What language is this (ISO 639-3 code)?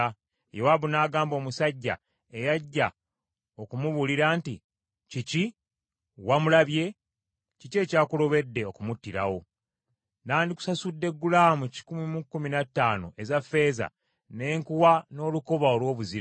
lug